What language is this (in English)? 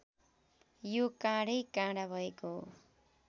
Nepali